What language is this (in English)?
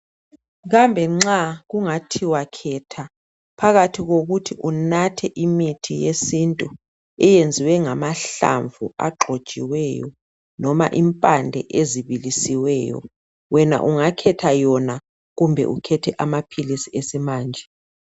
North Ndebele